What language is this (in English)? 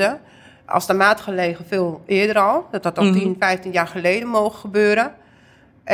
Dutch